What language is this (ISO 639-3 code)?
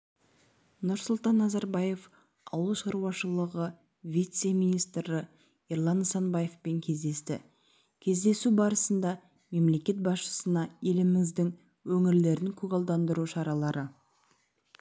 kaz